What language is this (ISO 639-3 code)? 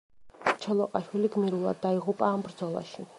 kat